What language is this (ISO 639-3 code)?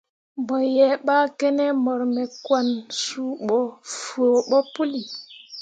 mua